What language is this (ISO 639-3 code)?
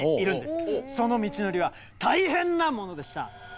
jpn